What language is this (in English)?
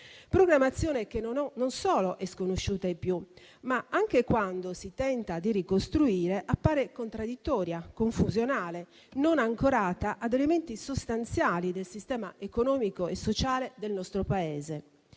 Italian